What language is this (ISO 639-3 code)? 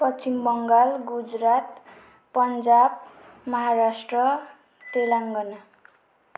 nep